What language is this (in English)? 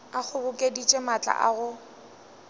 Northern Sotho